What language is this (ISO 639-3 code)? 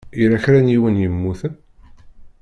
kab